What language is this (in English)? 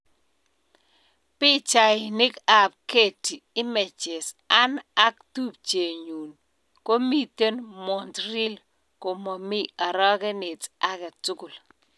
Kalenjin